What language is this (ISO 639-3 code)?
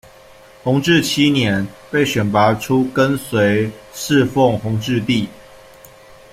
zho